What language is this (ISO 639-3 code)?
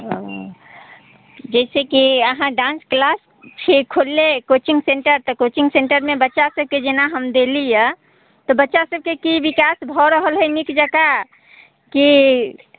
mai